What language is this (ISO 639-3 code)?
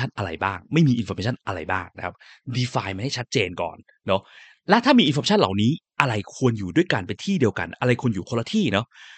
tha